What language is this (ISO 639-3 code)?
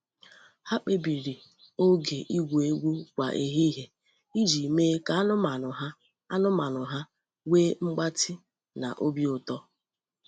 ibo